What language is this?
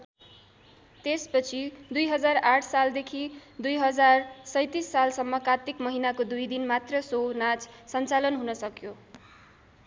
Nepali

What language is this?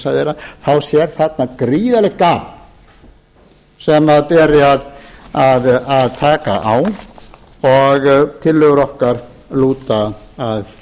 Icelandic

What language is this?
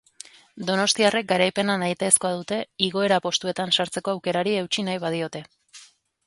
Basque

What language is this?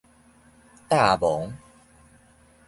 Min Nan Chinese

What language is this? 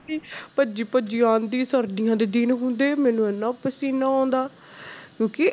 Punjabi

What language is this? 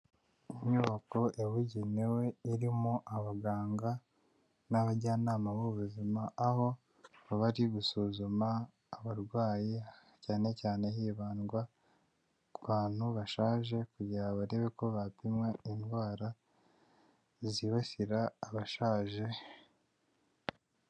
Kinyarwanda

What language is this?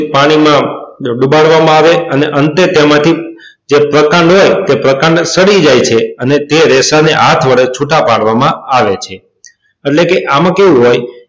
Gujarati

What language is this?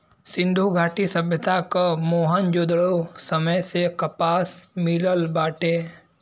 Bhojpuri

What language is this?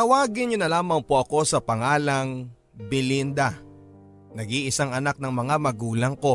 Filipino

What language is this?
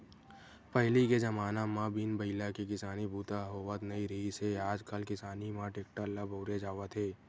Chhattisgarhi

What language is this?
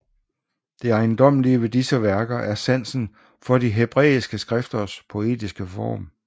Danish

